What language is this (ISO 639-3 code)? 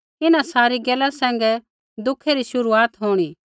kfx